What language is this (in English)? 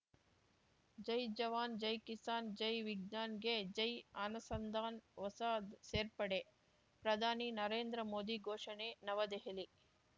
Kannada